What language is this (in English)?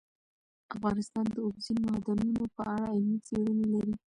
Pashto